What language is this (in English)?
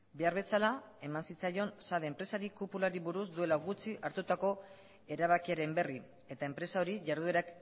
Basque